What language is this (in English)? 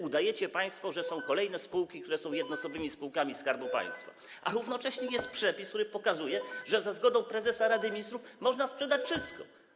Polish